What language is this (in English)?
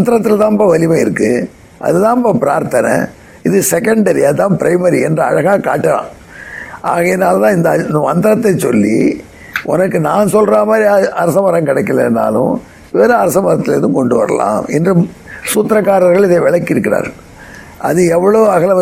Tamil